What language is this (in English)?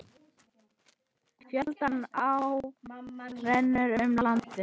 Icelandic